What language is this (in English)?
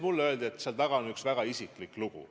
Estonian